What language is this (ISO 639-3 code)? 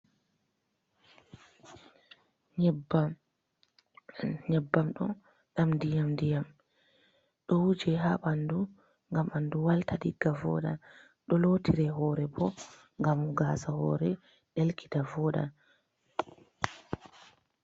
ful